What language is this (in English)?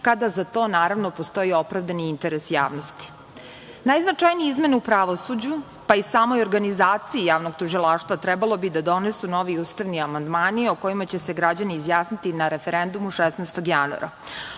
Serbian